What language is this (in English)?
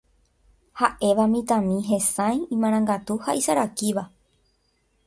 Guarani